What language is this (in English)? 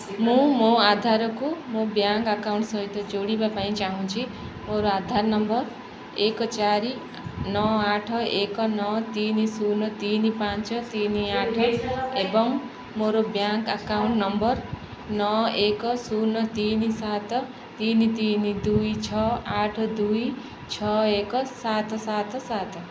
Odia